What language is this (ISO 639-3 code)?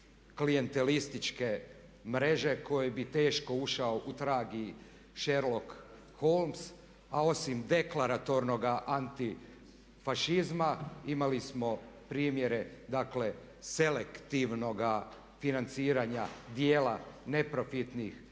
hrv